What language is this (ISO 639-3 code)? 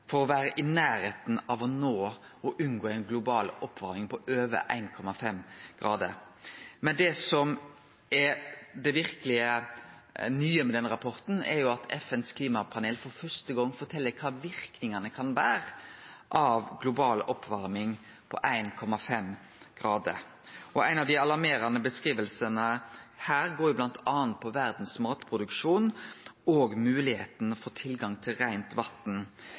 nno